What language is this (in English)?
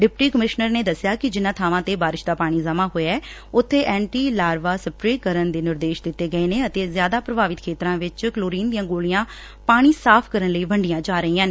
Punjabi